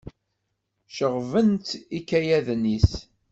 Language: Kabyle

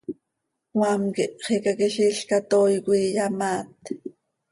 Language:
Seri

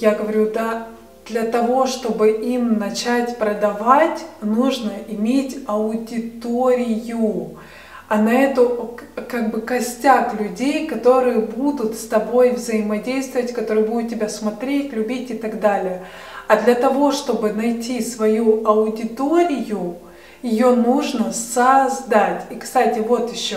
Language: Russian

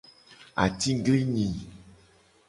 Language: Gen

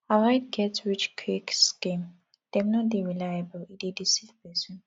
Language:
Nigerian Pidgin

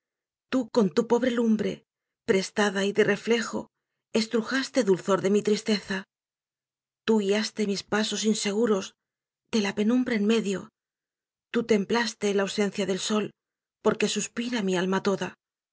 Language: Spanish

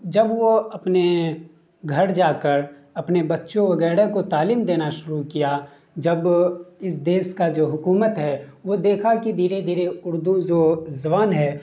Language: Urdu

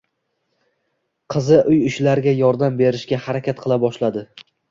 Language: Uzbek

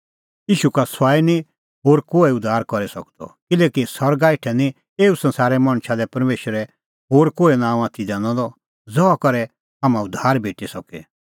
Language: Kullu Pahari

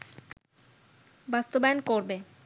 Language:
Bangla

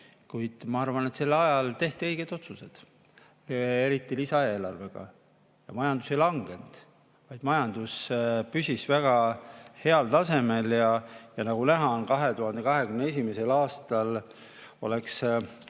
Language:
Estonian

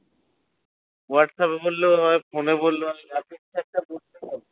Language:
Bangla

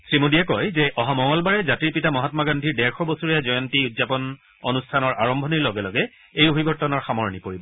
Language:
Assamese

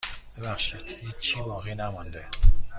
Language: Persian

